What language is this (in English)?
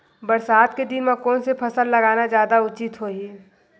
Chhattisgarhi